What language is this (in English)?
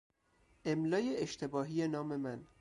Persian